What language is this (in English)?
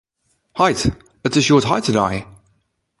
Western Frisian